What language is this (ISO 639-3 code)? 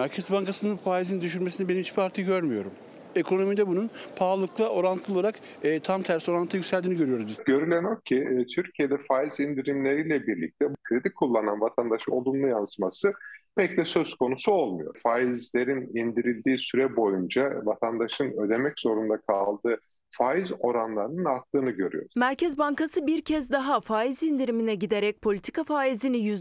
tur